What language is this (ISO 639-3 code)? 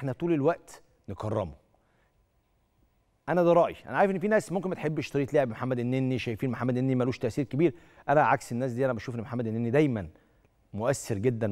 ara